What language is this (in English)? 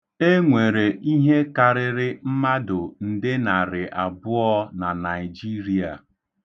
Igbo